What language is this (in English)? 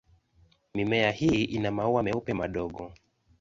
Swahili